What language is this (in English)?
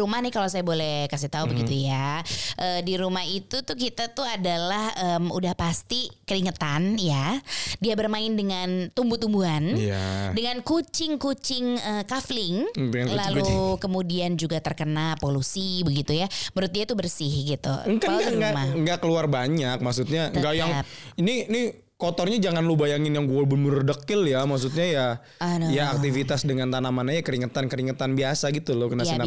Indonesian